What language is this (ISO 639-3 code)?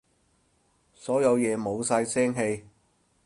yue